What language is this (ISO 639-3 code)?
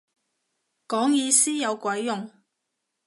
yue